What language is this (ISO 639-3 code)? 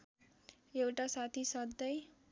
nep